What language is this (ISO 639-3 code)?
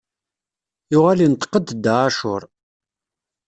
kab